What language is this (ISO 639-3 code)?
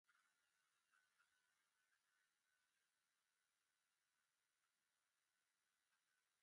eus